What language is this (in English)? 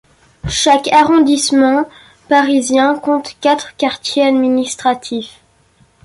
French